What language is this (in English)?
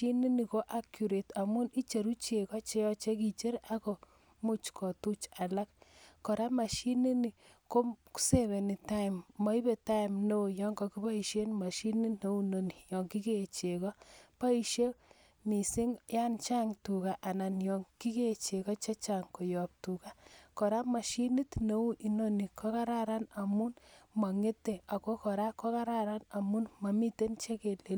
Kalenjin